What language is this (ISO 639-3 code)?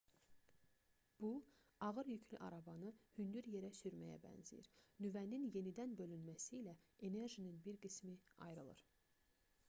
aze